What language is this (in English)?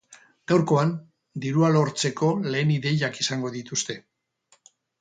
Basque